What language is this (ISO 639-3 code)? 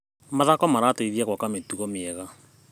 kik